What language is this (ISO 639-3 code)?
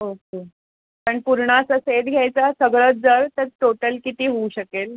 mar